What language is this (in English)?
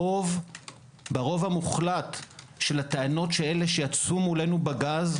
Hebrew